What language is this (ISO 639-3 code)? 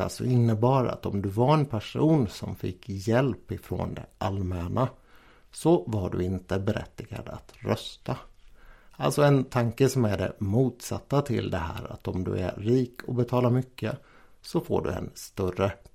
swe